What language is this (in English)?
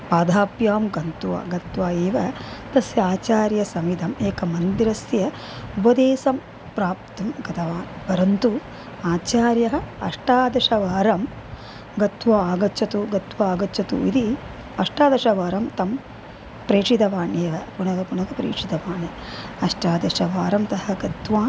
Sanskrit